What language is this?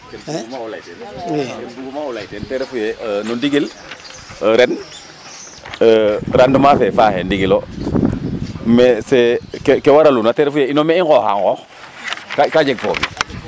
Serer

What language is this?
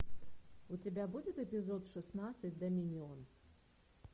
Russian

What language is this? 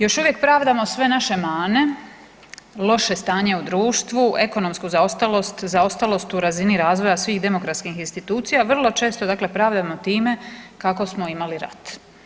Croatian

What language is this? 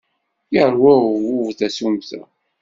Kabyle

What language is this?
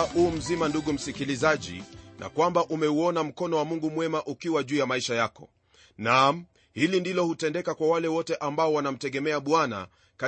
Swahili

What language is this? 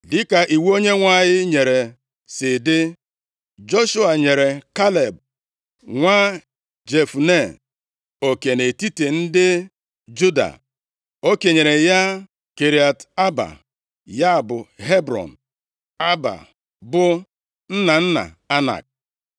Igbo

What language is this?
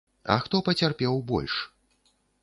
Belarusian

